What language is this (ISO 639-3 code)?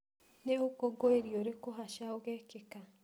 kik